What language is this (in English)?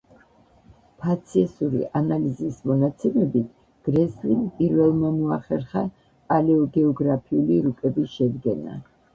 Georgian